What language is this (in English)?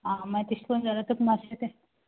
Konkani